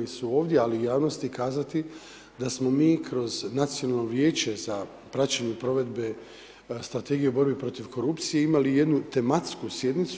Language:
Croatian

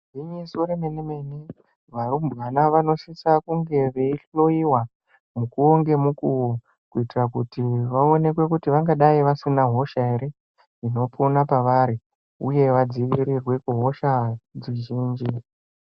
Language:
Ndau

